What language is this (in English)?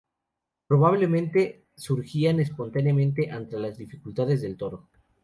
Spanish